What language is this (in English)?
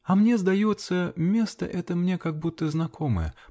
Russian